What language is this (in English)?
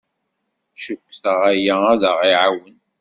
Kabyle